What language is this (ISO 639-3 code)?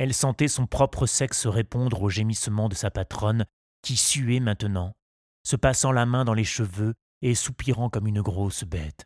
fra